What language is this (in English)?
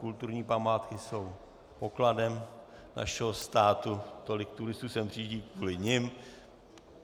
Czech